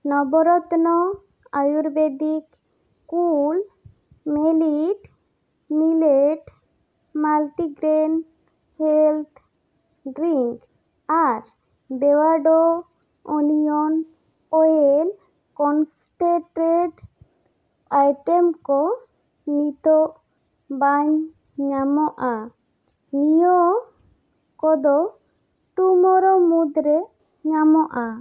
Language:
Santali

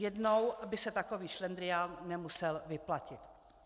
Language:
Czech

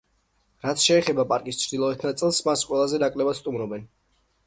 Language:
Georgian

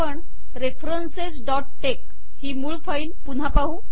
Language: Marathi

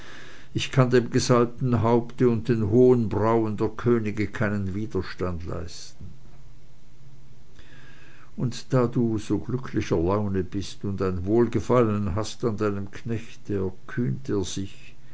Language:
German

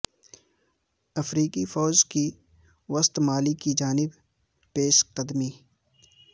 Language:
Urdu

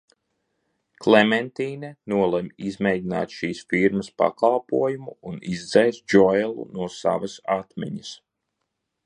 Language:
Latvian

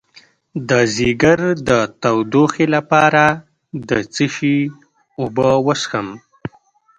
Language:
Pashto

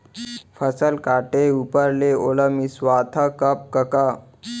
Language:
Chhattisgarhi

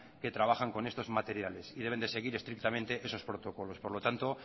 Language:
Spanish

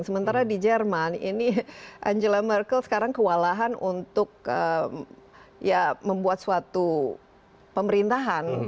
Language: Indonesian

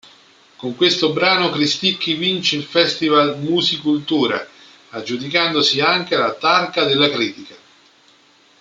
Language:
Italian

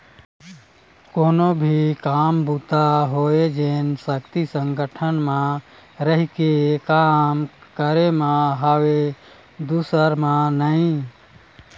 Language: Chhattisgarhi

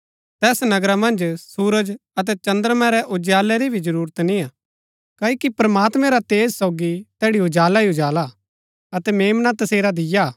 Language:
Gaddi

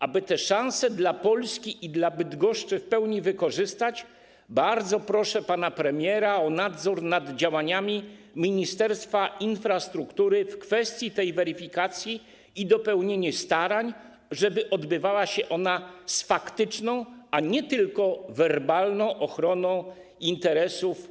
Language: Polish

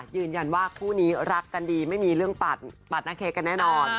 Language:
Thai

